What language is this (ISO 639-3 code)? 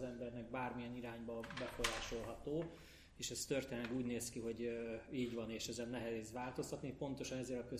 hun